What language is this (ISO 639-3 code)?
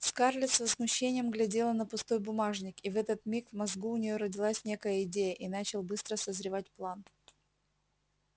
rus